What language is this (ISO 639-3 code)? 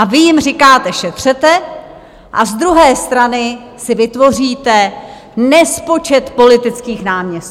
ces